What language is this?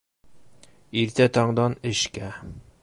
Bashkir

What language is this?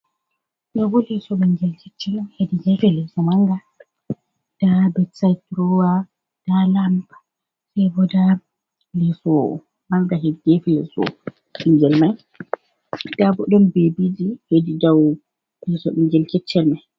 Fula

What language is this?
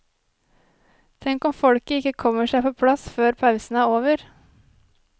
Norwegian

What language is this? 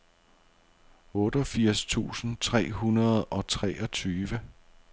Danish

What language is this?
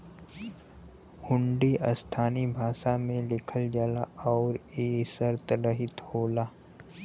Bhojpuri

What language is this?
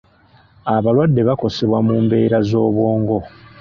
Ganda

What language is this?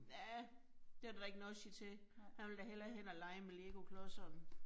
Danish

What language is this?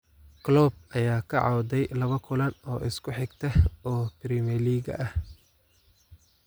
Somali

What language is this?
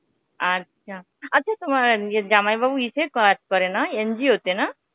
Bangla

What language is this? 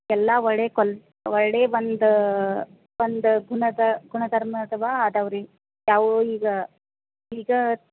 Kannada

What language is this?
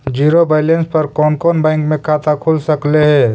Magahi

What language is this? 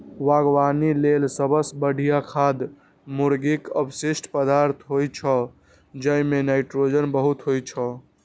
Maithili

